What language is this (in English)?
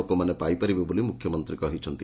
Odia